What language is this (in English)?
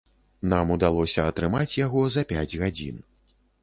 Belarusian